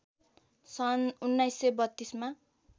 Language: Nepali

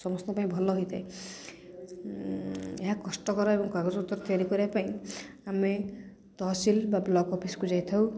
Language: Odia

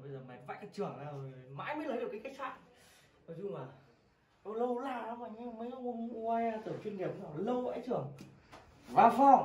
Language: Vietnamese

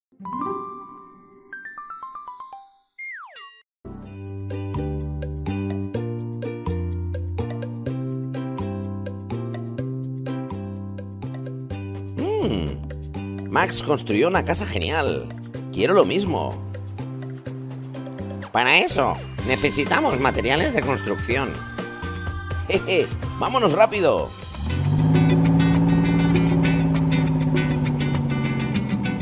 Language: Spanish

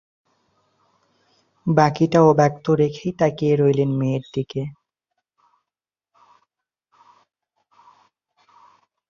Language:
Bangla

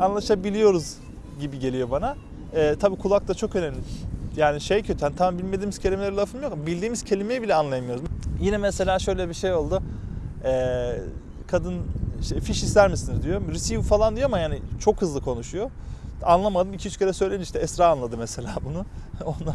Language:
Turkish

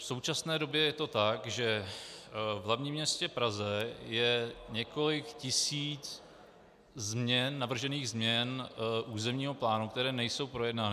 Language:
Czech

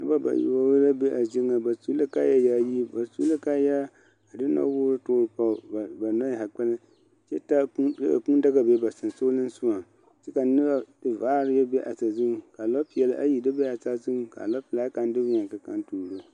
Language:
Southern Dagaare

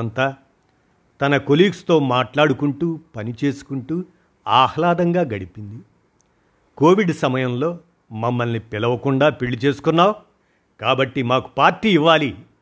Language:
Telugu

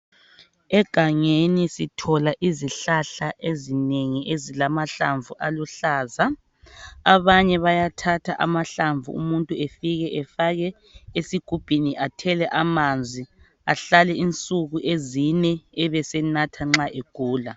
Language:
North Ndebele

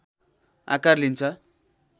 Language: Nepali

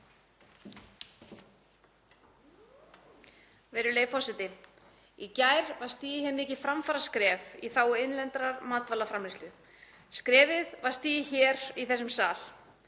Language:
Icelandic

